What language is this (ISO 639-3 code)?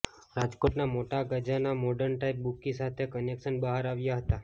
guj